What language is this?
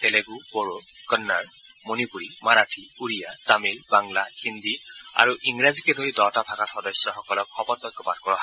Assamese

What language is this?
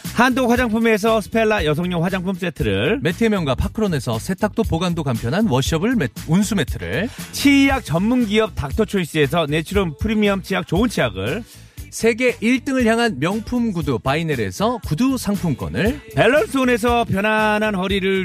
Korean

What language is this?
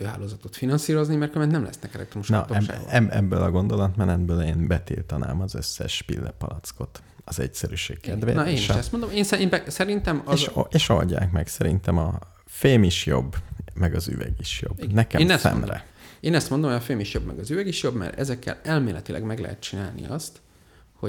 Hungarian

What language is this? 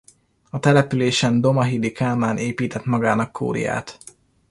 Hungarian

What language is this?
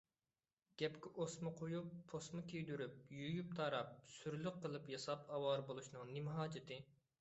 Uyghur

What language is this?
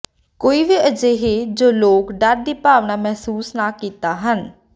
Punjabi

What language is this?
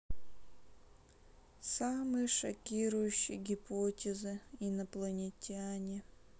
Russian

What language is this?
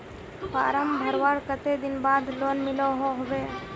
Magahi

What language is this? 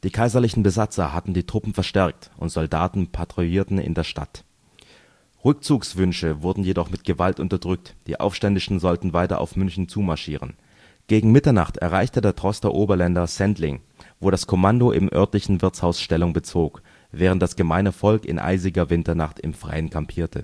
German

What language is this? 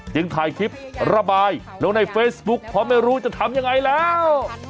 Thai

